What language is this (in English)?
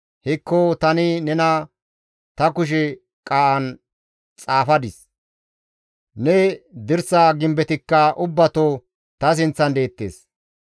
Gamo